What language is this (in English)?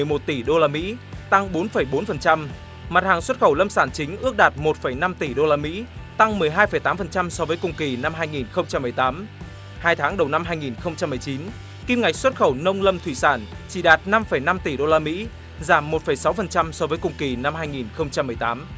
Vietnamese